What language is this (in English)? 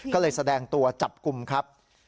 Thai